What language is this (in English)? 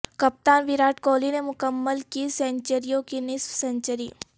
Urdu